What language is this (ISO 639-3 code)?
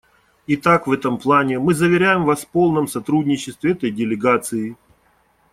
rus